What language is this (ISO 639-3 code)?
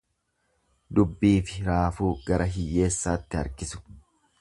orm